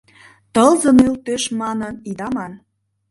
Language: Mari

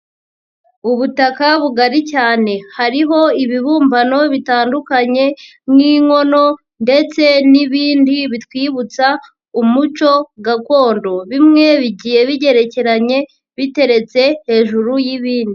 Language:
Kinyarwanda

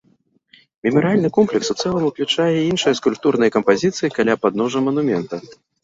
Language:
Belarusian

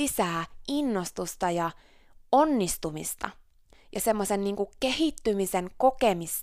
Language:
Finnish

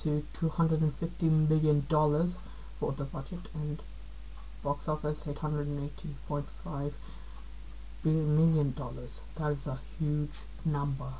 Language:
English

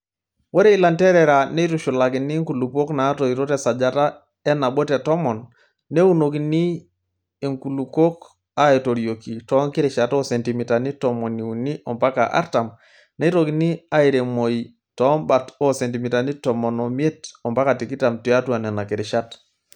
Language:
Masai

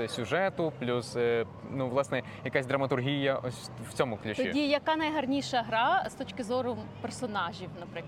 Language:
Ukrainian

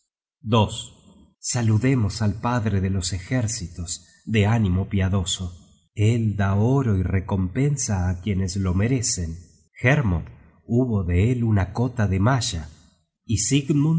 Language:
Spanish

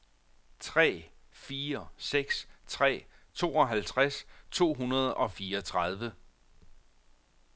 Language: Danish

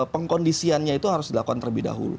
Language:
Indonesian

